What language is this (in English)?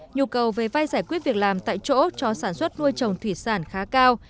Vietnamese